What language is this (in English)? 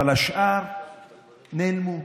Hebrew